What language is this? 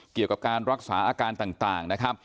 Thai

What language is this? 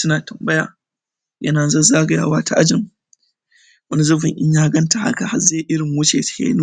Hausa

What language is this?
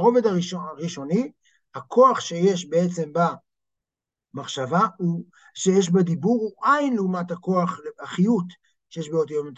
Hebrew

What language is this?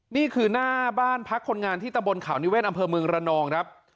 Thai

